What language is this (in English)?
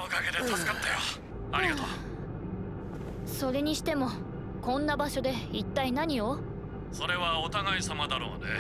Japanese